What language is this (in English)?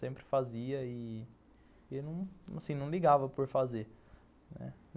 Portuguese